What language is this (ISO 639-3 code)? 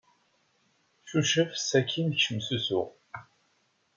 kab